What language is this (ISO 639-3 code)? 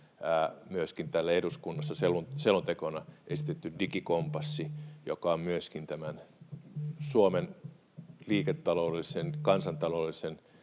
fin